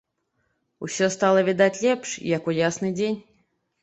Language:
Belarusian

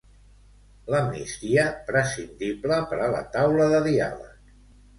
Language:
Catalan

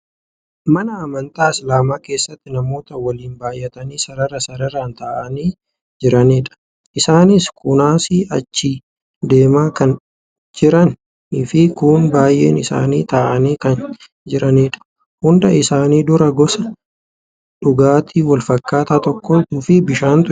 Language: Oromo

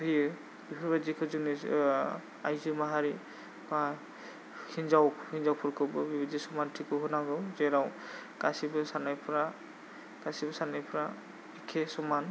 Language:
Bodo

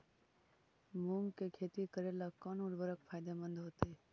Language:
Magahi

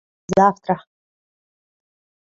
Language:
Ukrainian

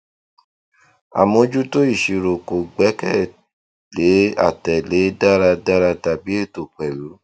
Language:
Yoruba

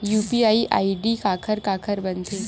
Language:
Chhattisgarhi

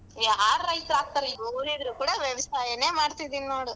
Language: Kannada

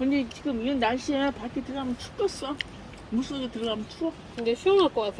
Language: Korean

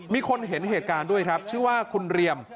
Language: Thai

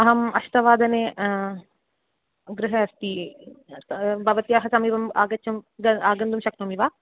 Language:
Sanskrit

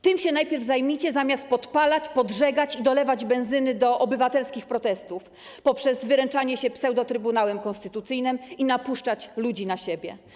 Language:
Polish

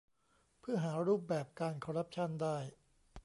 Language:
Thai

